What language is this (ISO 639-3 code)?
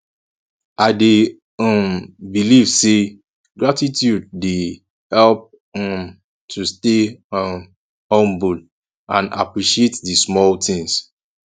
pcm